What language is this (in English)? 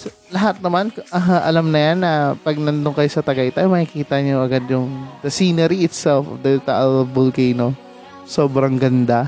Filipino